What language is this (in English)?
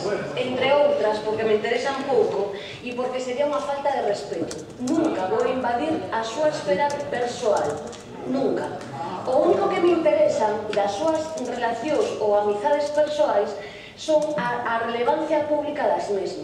Spanish